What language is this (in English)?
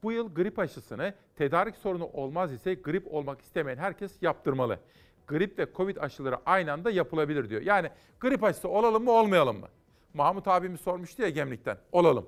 Turkish